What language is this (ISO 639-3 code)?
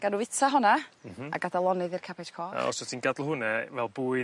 cym